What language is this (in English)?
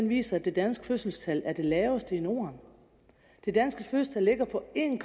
Danish